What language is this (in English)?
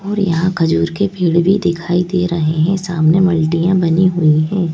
Hindi